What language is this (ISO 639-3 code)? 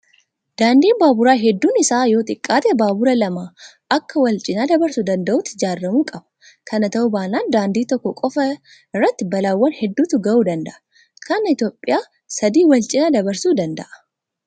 orm